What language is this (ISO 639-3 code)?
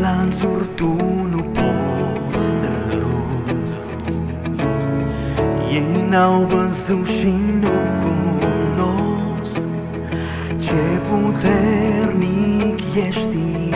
ron